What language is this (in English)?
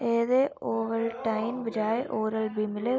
Dogri